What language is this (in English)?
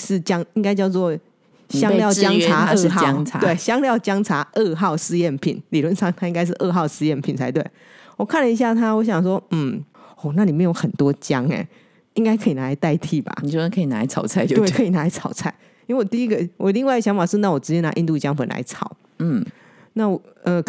Chinese